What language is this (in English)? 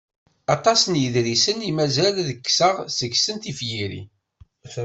Kabyle